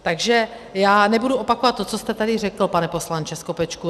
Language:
Czech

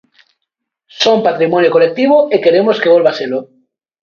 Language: Galician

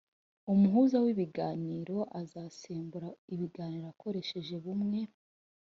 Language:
Kinyarwanda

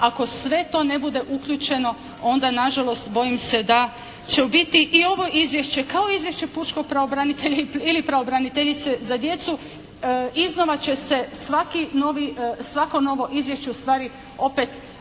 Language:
Croatian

